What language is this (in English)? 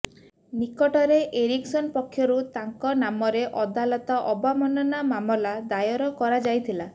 Odia